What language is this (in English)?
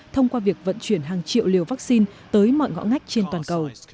Vietnamese